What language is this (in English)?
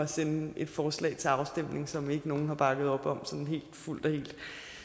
Danish